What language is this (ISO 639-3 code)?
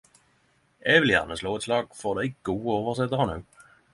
nno